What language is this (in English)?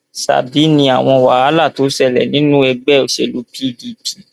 Yoruba